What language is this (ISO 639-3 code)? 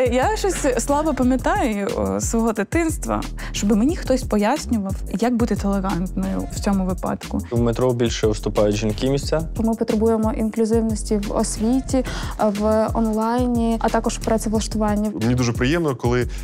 ukr